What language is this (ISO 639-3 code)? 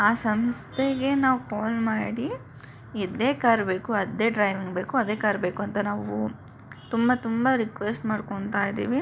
kan